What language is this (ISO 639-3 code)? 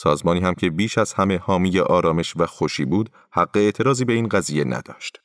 fas